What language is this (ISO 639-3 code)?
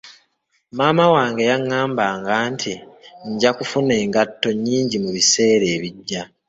lug